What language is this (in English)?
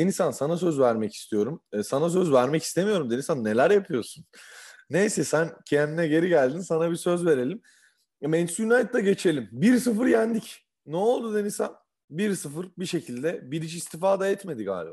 Turkish